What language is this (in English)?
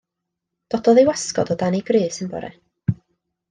Welsh